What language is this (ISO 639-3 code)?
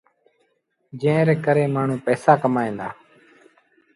sbn